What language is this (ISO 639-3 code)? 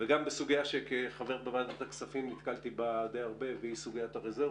heb